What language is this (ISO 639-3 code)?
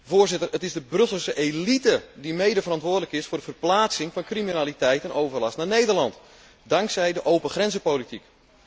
nld